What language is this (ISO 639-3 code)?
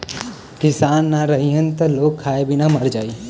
bho